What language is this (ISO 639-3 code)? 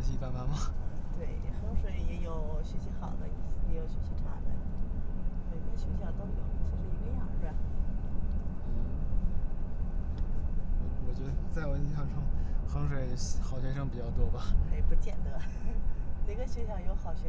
zho